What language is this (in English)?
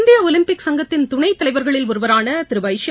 Tamil